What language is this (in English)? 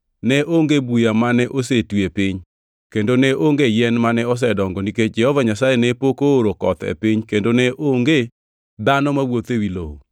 Luo (Kenya and Tanzania)